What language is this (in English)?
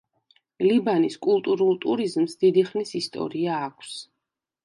Georgian